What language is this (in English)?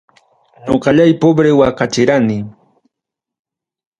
Ayacucho Quechua